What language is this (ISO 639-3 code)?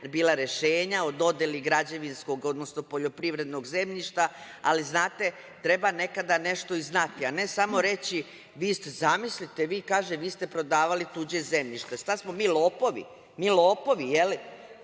srp